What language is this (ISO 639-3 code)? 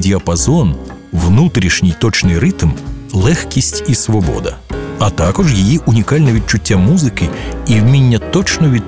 ukr